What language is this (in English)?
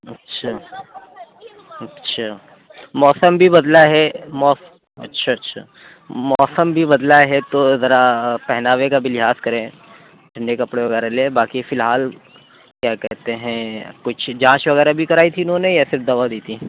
Urdu